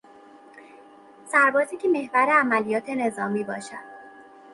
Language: Persian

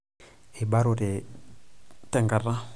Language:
Masai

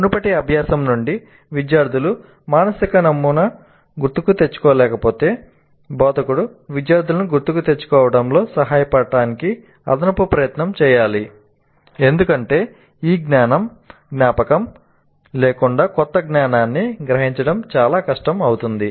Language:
Telugu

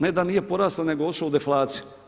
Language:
Croatian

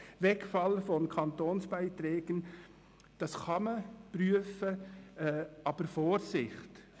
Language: Swiss German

